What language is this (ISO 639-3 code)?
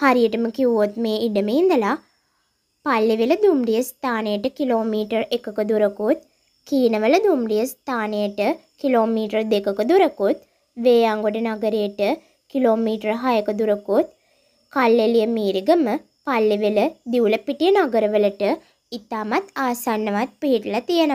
tur